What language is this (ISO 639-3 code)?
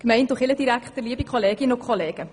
gsw